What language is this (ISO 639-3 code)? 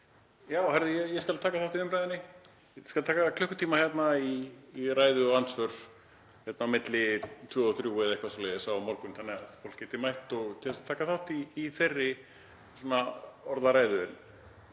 isl